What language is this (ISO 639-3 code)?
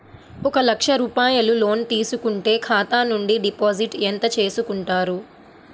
tel